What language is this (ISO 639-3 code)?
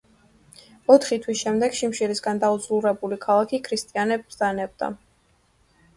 kat